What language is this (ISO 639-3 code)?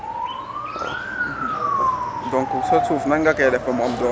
wol